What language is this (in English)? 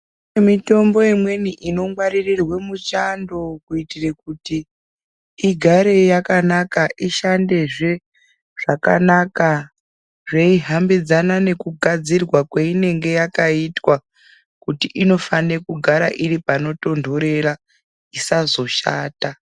Ndau